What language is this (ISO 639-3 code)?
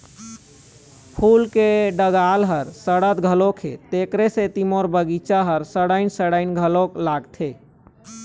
hne